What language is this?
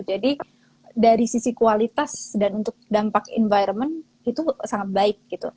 Indonesian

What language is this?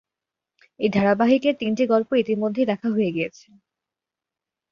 Bangla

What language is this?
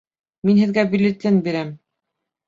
Bashkir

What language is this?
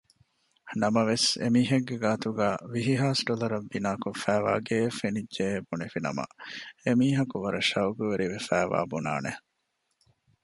Divehi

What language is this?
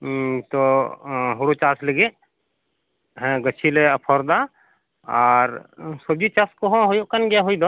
Santali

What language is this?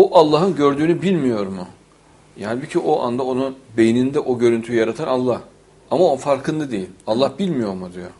Turkish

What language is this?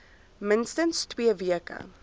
Afrikaans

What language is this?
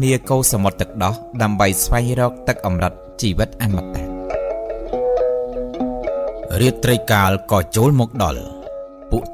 Thai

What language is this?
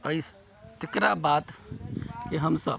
Maithili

